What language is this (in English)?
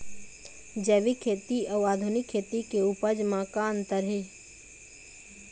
Chhattisgarhi